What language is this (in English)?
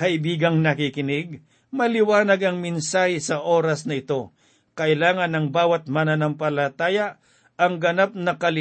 Filipino